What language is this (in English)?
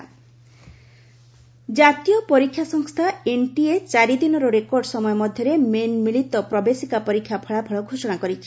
Odia